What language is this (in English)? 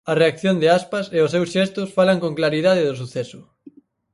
Galician